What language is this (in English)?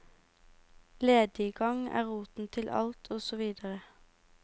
Norwegian